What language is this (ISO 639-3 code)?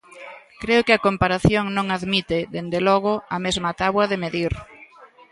glg